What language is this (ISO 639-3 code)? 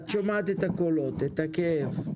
heb